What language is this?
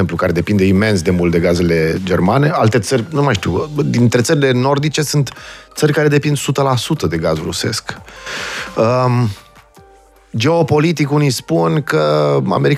Romanian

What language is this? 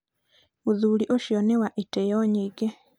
Kikuyu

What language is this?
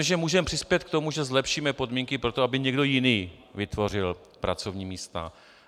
Czech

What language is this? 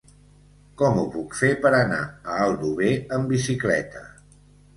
Catalan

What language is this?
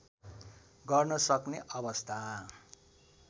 Nepali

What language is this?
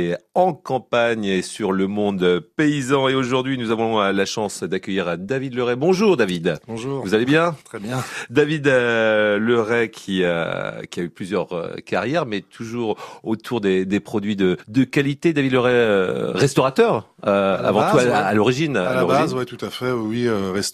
French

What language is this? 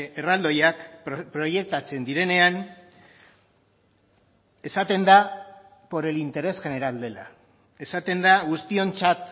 Basque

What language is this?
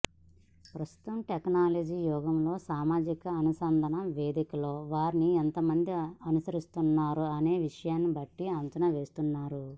Telugu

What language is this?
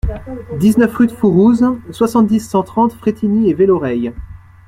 French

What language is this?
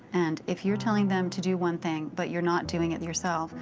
English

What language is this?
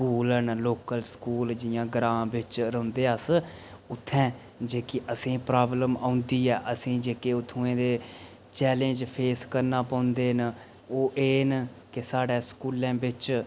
Dogri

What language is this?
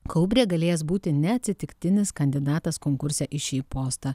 Lithuanian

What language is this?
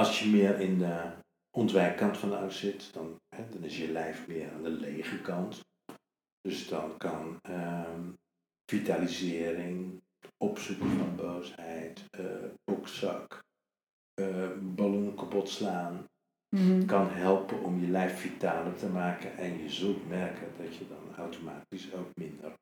Dutch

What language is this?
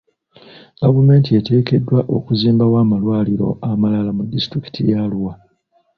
Ganda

